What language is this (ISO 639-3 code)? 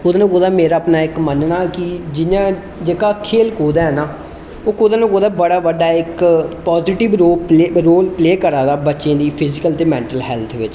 doi